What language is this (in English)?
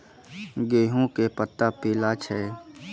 Maithili